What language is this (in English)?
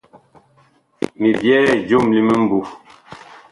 Bakoko